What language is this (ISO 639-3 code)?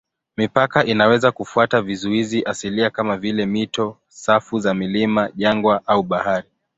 swa